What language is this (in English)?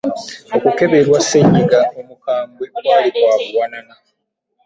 Ganda